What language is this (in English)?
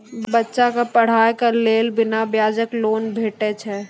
Maithili